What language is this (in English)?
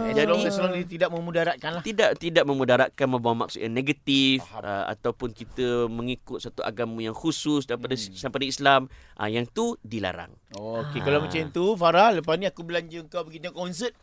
Malay